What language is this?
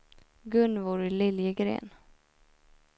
Swedish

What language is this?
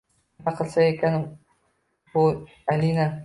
Uzbek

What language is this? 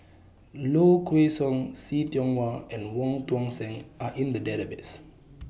English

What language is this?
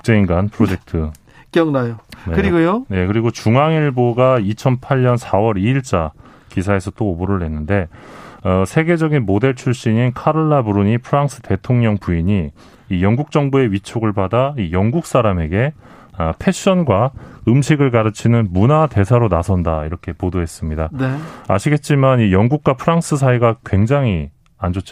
Korean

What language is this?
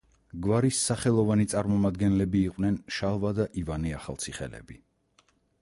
Georgian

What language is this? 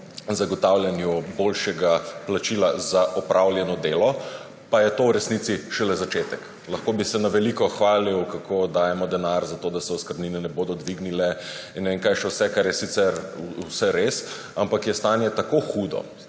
Slovenian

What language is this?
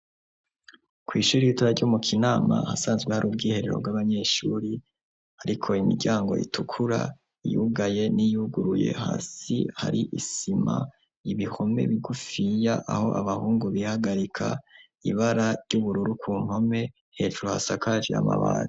Rundi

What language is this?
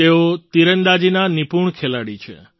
Gujarati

